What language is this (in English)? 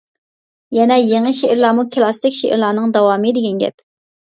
Uyghur